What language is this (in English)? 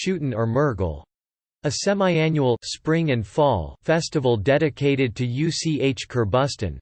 English